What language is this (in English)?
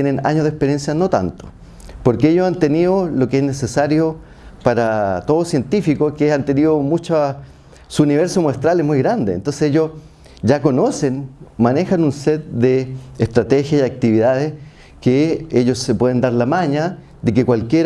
Spanish